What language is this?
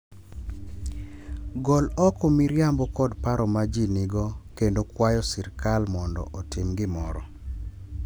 Luo (Kenya and Tanzania)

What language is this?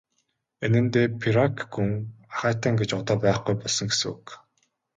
Mongolian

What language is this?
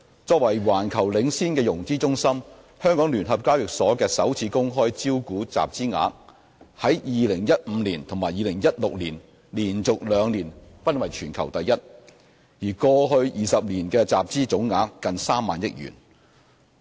Cantonese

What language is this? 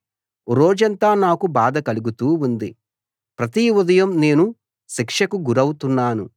Telugu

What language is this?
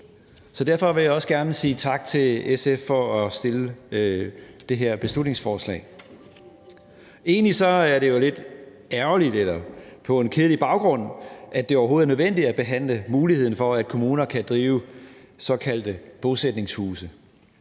Danish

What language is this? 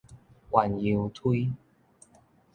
Min Nan Chinese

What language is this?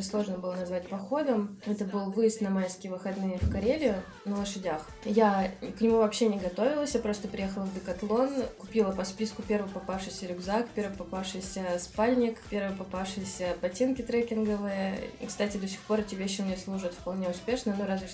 Russian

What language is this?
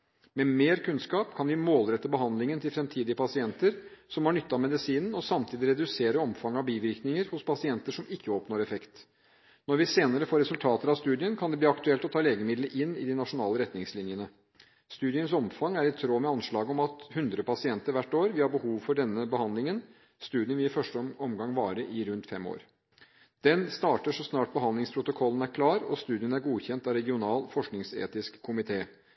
Norwegian Bokmål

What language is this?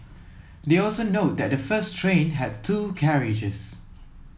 English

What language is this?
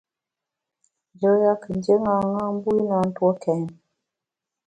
Bamun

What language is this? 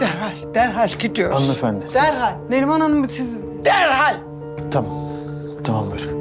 Turkish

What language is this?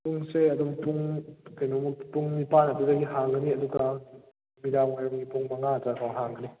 Manipuri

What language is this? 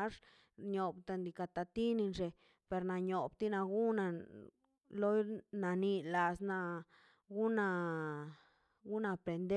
Mazaltepec Zapotec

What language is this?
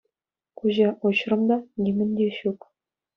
Chuvash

